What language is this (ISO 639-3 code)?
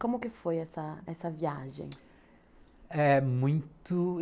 por